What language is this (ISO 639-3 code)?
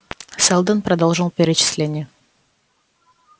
rus